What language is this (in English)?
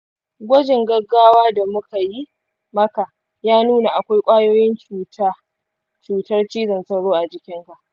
Hausa